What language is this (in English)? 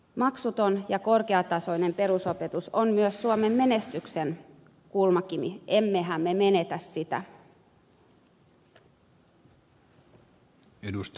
Finnish